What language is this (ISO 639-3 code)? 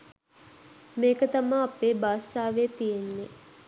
sin